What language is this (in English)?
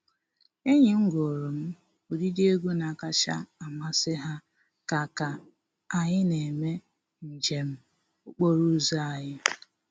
Igbo